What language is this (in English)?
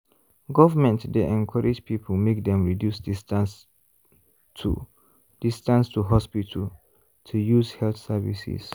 Nigerian Pidgin